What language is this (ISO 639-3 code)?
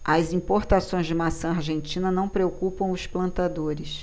por